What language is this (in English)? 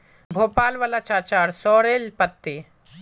Magahi